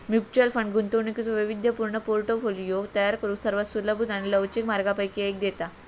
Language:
Marathi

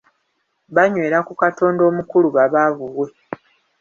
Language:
Ganda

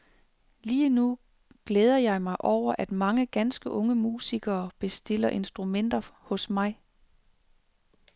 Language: Danish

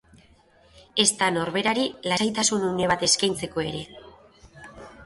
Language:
Basque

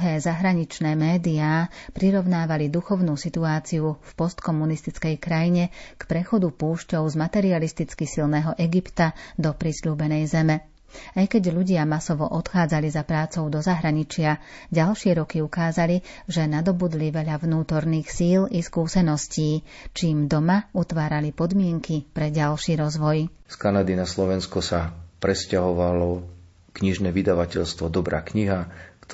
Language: Slovak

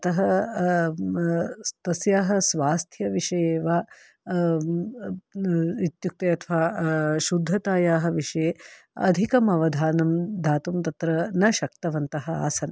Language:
Sanskrit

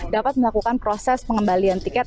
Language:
Indonesian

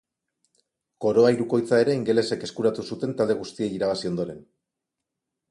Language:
Basque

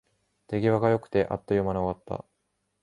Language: Japanese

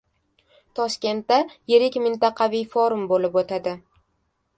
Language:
Uzbek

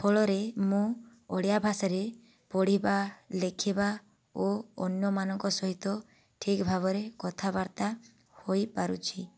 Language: Odia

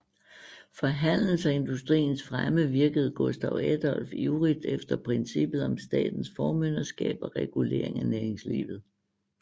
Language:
Danish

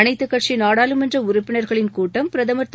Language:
Tamil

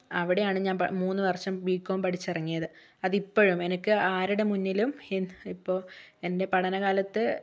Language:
Malayalam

